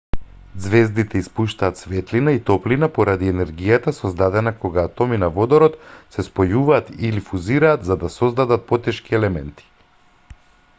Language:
Macedonian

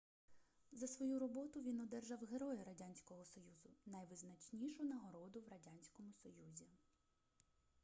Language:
Ukrainian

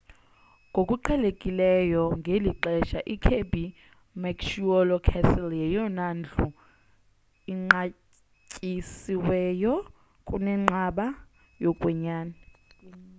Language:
Xhosa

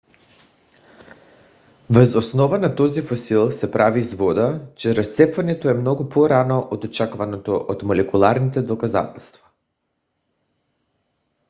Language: Bulgarian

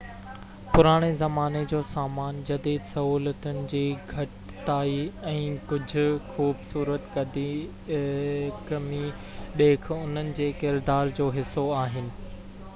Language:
Sindhi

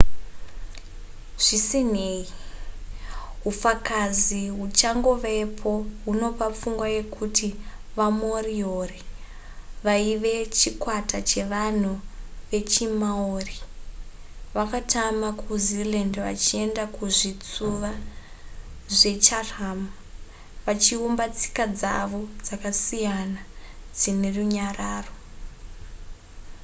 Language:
Shona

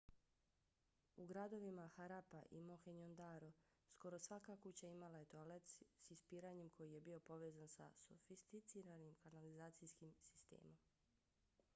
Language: Bosnian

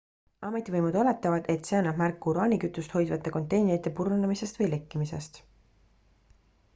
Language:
Estonian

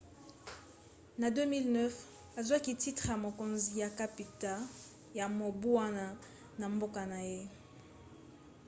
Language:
Lingala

